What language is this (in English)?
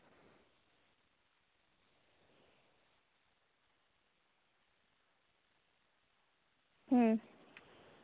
Santali